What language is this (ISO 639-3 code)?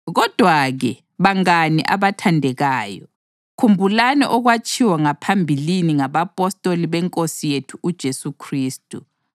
nde